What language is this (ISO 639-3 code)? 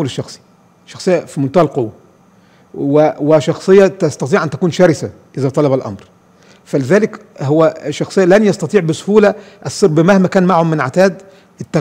ara